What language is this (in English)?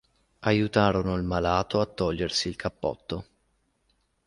Italian